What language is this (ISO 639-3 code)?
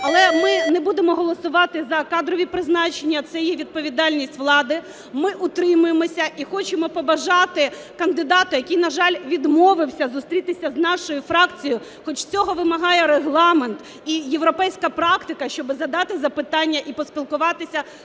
ukr